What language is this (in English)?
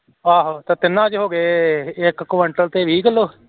Punjabi